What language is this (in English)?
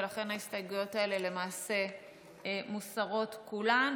Hebrew